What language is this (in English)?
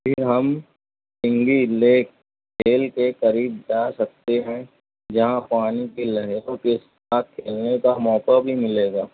Urdu